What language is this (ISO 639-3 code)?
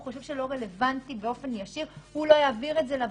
heb